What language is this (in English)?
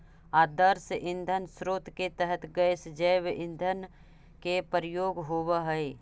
Magahi